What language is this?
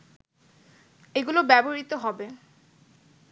Bangla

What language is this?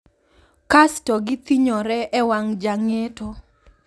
Luo (Kenya and Tanzania)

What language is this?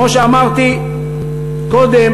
Hebrew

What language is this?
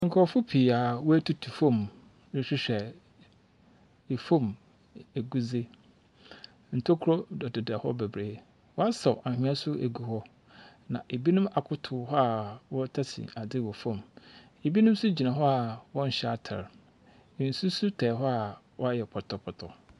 Akan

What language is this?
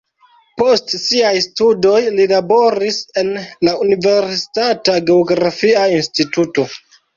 Esperanto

